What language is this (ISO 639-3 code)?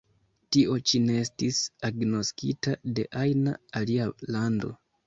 epo